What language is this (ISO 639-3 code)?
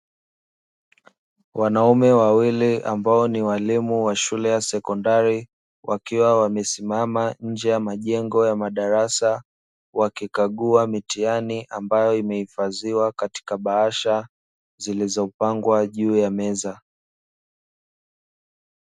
swa